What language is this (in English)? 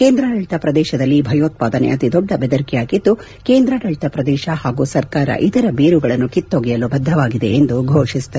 Kannada